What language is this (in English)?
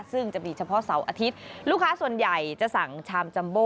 Thai